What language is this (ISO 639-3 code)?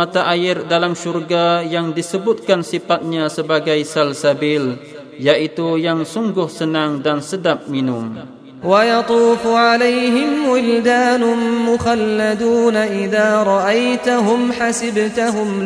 msa